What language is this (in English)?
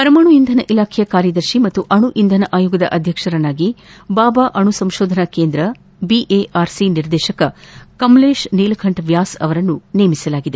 Kannada